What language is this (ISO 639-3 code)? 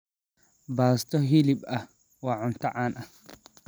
som